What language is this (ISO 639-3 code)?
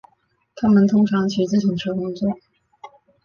zho